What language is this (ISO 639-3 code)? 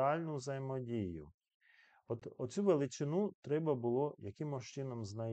ukr